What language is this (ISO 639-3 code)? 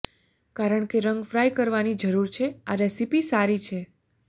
guj